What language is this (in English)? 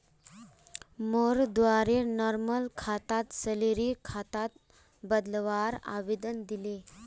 Magahi